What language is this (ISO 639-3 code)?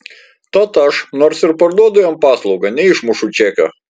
lit